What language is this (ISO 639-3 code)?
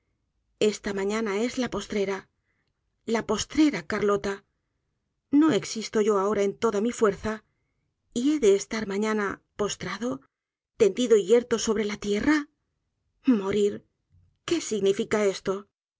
spa